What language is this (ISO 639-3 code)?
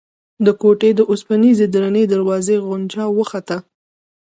pus